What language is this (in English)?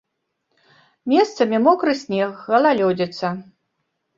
Belarusian